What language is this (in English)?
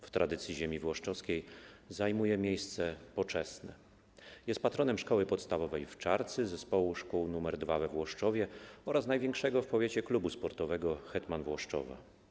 Polish